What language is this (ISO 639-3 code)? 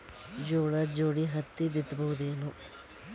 kan